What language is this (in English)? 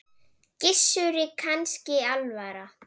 Icelandic